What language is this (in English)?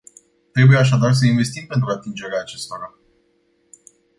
Romanian